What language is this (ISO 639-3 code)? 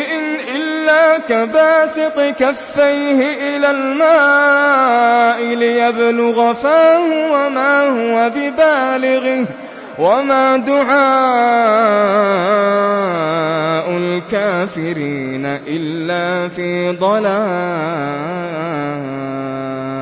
ara